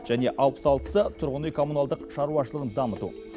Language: Kazakh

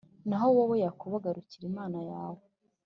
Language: Kinyarwanda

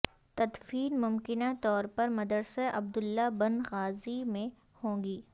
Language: Urdu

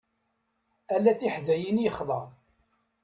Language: Kabyle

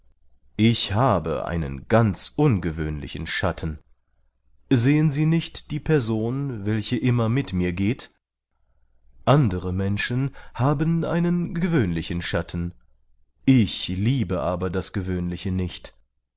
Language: German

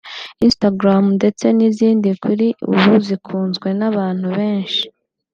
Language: Kinyarwanda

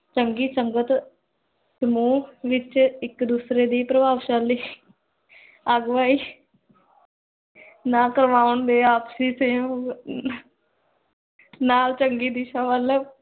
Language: Punjabi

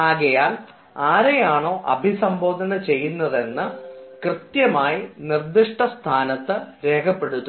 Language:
Malayalam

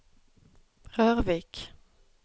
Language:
Norwegian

